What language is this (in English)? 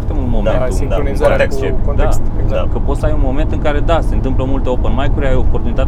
Romanian